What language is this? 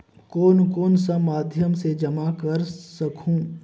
Chhattisgarhi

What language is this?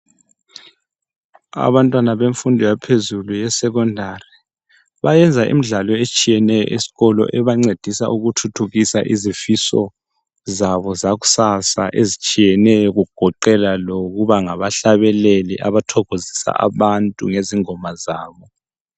North Ndebele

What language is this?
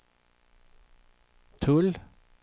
Swedish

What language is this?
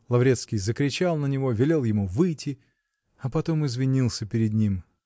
Russian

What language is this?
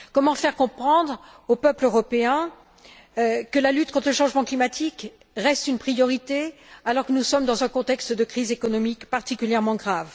French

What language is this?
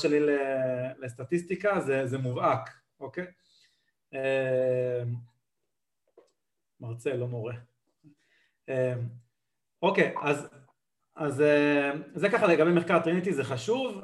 Hebrew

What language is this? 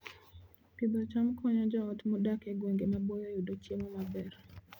Luo (Kenya and Tanzania)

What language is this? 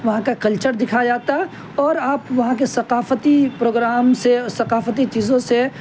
Urdu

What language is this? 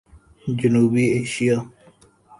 Urdu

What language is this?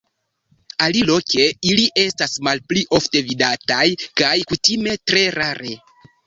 Esperanto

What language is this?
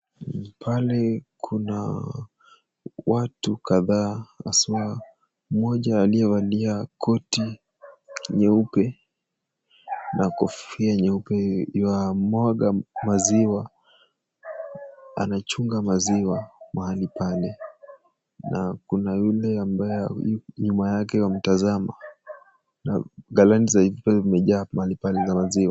Swahili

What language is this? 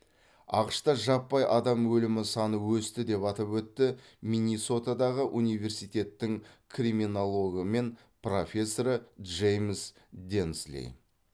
Kazakh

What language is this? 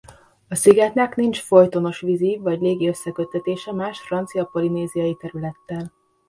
Hungarian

